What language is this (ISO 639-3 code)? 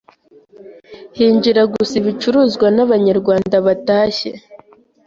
kin